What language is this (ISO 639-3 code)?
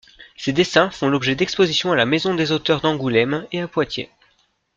fra